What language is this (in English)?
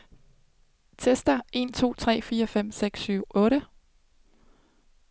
Danish